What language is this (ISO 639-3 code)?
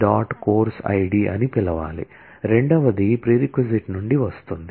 tel